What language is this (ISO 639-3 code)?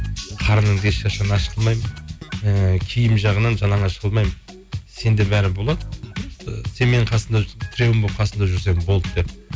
kaz